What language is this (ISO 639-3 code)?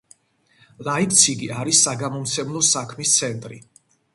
kat